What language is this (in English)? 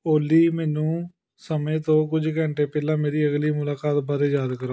Punjabi